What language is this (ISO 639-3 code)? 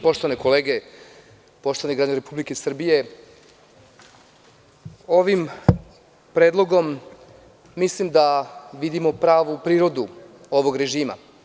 srp